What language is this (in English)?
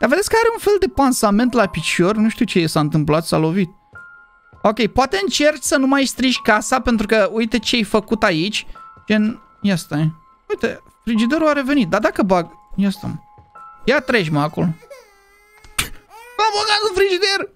Romanian